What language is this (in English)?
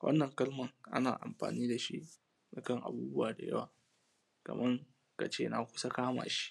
Hausa